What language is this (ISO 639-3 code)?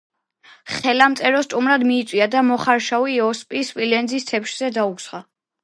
kat